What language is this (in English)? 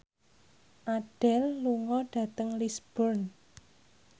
Javanese